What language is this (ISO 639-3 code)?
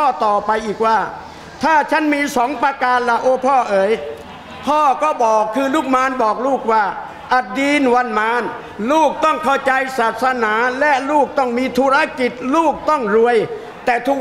tha